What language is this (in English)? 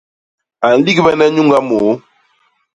Basaa